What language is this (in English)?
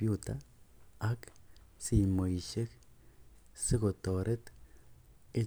Kalenjin